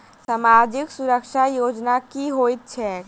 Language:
Maithili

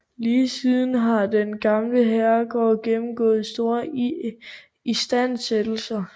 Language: Danish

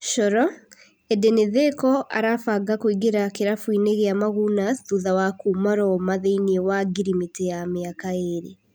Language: Kikuyu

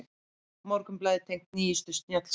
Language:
Icelandic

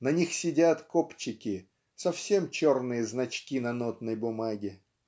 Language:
Russian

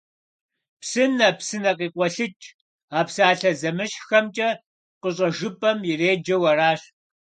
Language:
Kabardian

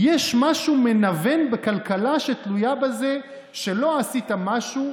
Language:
Hebrew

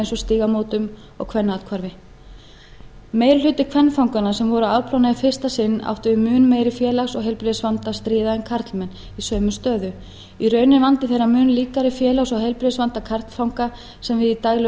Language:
Icelandic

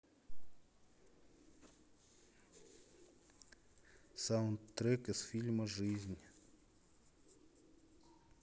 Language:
Russian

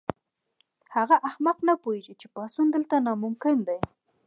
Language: Pashto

